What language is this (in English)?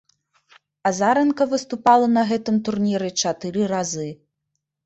Belarusian